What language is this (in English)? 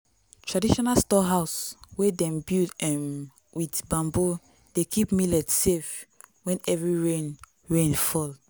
Nigerian Pidgin